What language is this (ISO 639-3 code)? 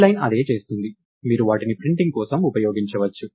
tel